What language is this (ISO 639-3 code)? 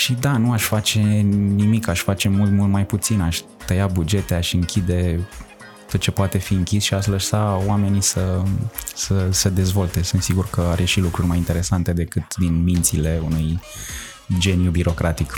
ron